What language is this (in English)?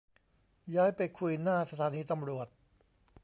Thai